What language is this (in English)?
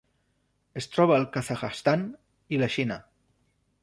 Catalan